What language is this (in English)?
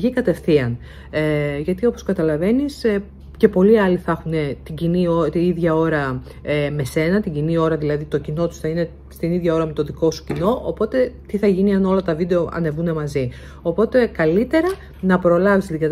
Greek